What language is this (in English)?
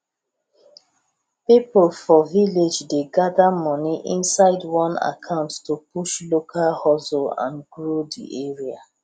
Nigerian Pidgin